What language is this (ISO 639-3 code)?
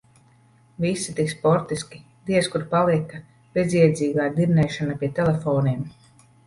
lav